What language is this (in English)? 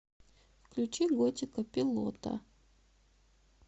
Russian